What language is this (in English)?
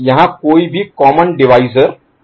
Hindi